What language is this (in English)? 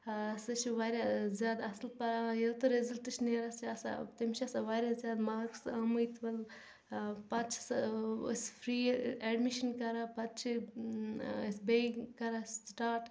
Kashmiri